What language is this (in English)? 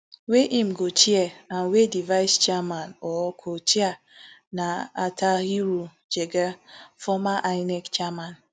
Nigerian Pidgin